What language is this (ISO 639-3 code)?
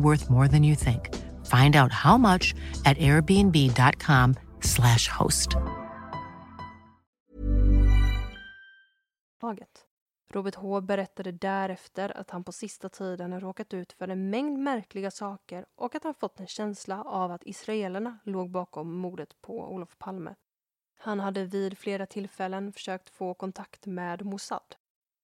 swe